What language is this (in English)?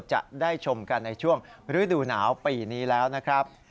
Thai